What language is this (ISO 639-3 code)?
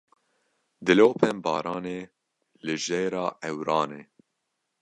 kur